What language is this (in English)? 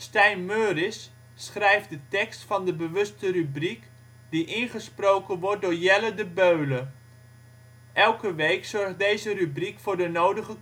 Dutch